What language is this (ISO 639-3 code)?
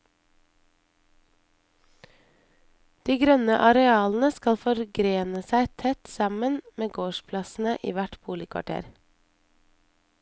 nor